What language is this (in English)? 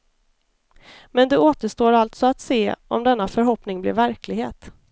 Swedish